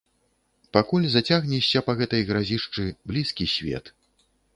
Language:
Belarusian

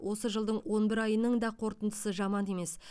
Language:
Kazakh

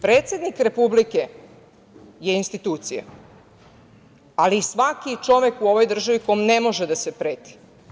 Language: Serbian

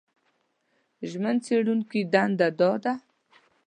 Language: Pashto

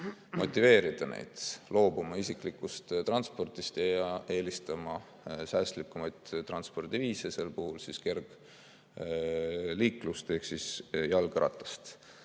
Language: Estonian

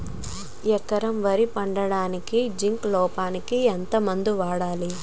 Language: Telugu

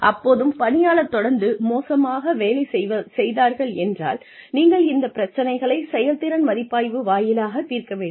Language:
Tamil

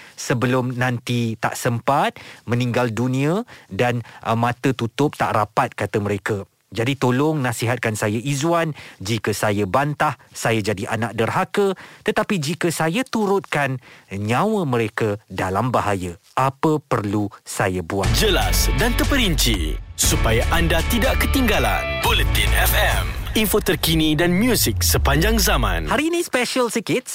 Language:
Malay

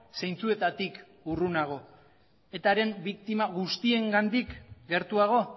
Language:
Basque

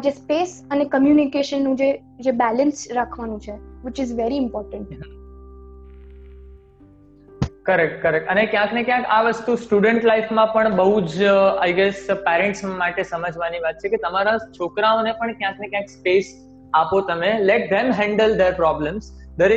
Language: Gujarati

